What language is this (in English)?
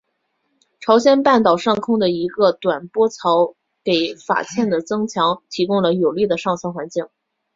Chinese